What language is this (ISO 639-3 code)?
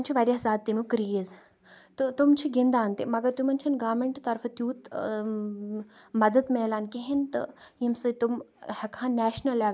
kas